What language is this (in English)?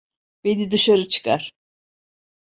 Turkish